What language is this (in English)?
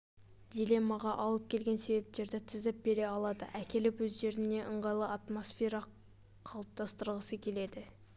Kazakh